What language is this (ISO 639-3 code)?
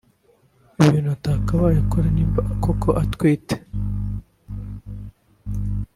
kin